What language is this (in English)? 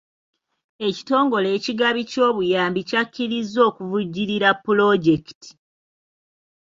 Ganda